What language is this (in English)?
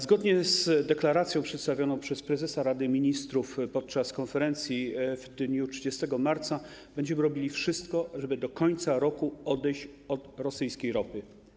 Polish